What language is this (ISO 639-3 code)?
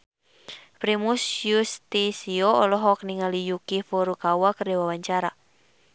sun